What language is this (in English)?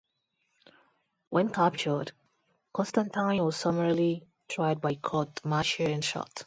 English